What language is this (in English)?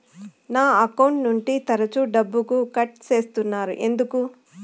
Telugu